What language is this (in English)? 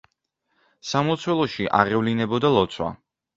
Georgian